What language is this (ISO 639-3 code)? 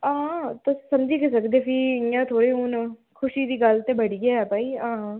doi